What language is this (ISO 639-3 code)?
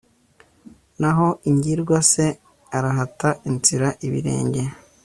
kin